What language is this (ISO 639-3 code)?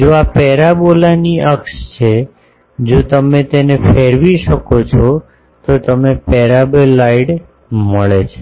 guj